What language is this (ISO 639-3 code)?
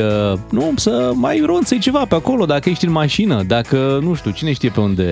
ron